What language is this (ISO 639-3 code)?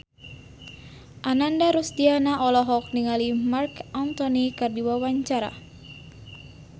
sun